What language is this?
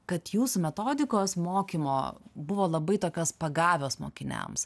Lithuanian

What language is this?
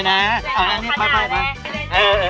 Thai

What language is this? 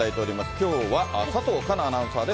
Japanese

